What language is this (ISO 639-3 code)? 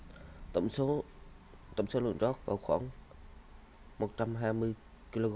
vie